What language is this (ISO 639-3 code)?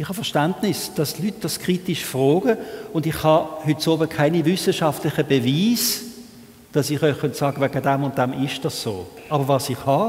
deu